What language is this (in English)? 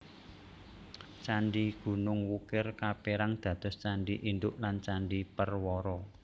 Javanese